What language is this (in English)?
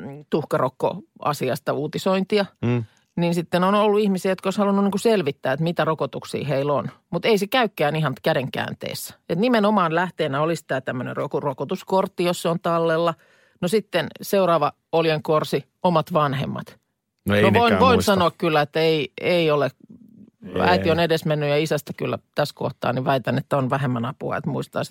Finnish